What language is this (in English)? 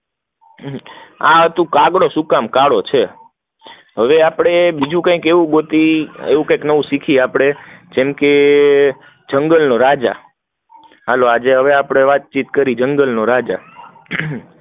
Gujarati